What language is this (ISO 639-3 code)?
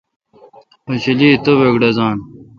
xka